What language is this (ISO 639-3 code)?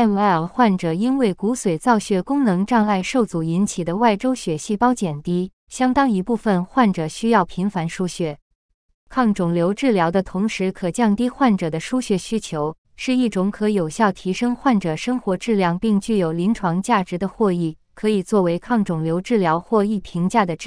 zho